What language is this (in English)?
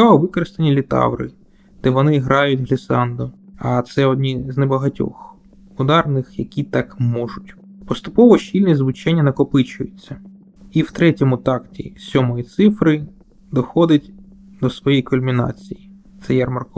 Ukrainian